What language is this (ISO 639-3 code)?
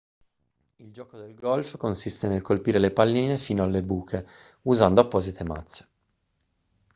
ita